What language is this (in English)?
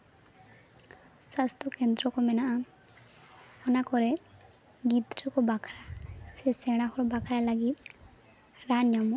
Santali